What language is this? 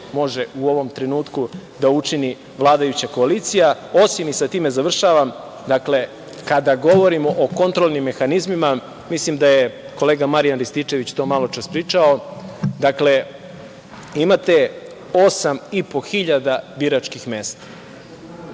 Serbian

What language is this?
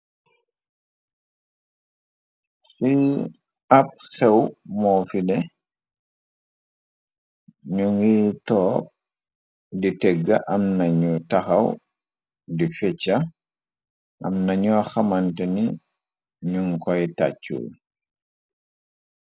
Wolof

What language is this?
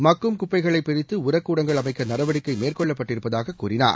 Tamil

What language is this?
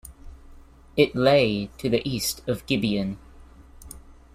English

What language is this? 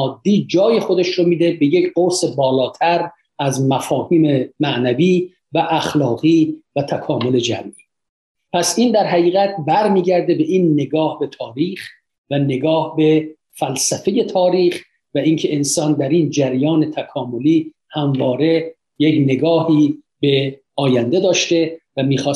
Persian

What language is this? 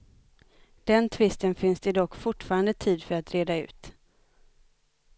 Swedish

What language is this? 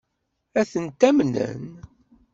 Kabyle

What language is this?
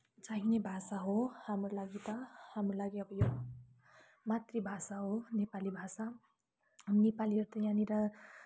Nepali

